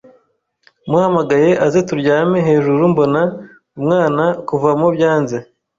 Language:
Kinyarwanda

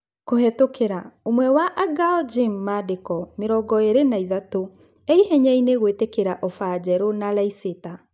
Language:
Kikuyu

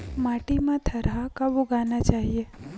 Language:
Chhattisgarhi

